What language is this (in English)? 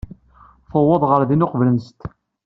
Kabyle